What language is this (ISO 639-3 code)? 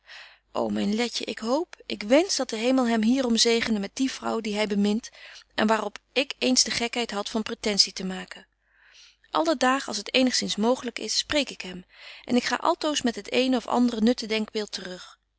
nld